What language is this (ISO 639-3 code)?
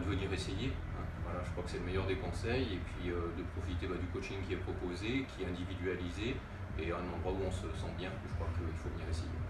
fra